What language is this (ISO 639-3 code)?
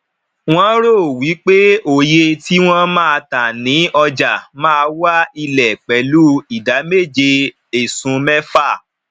yor